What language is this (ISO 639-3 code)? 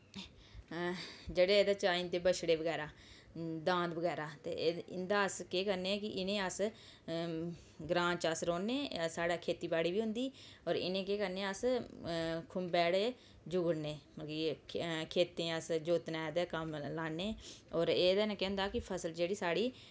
doi